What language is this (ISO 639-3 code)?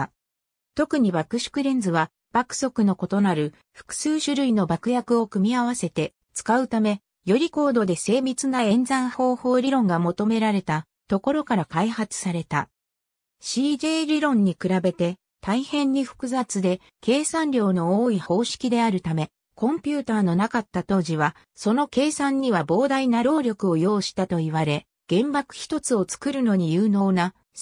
jpn